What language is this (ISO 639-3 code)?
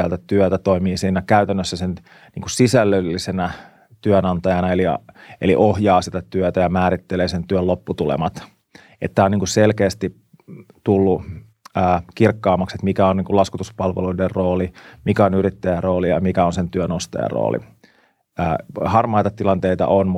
fin